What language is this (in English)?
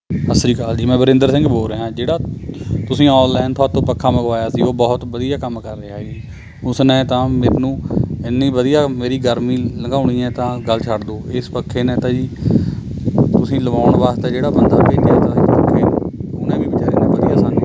Punjabi